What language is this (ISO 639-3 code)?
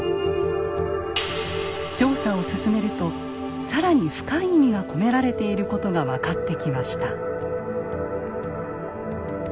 jpn